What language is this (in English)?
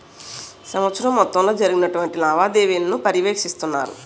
Telugu